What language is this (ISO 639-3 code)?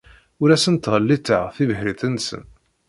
kab